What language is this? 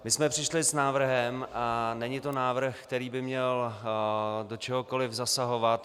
Czech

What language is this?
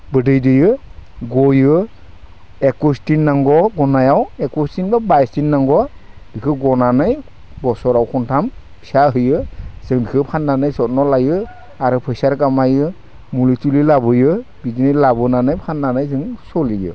Bodo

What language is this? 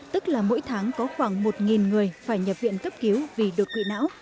Vietnamese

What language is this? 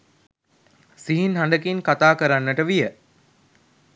Sinhala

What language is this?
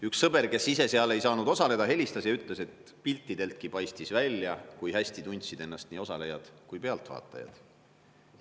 Estonian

